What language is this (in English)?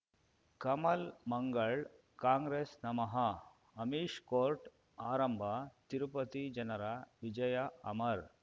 Kannada